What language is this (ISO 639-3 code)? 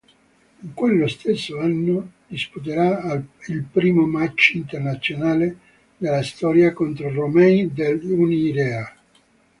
ita